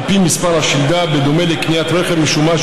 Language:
Hebrew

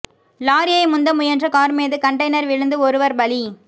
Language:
Tamil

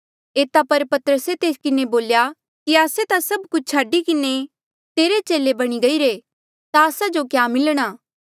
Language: Mandeali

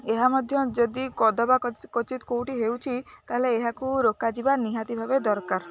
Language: Odia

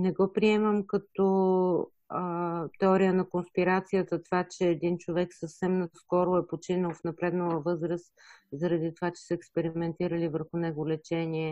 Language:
Bulgarian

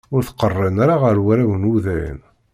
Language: Kabyle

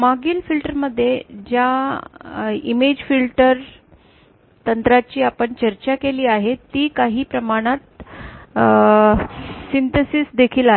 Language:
Marathi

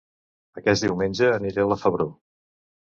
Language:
Catalan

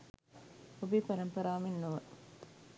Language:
Sinhala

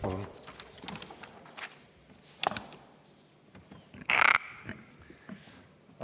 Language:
Estonian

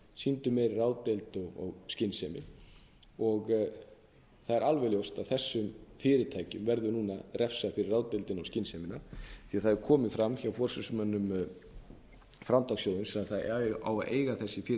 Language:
Icelandic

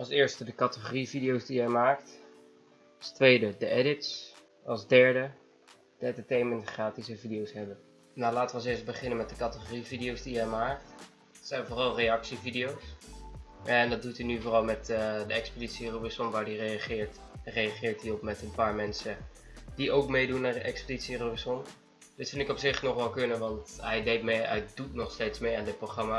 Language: Dutch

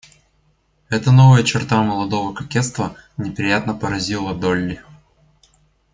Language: Russian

